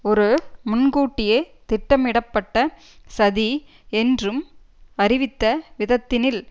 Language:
Tamil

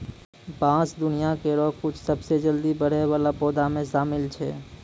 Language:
Maithili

